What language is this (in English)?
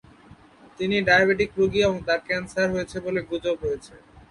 Bangla